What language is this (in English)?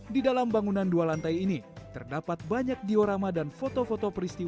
Indonesian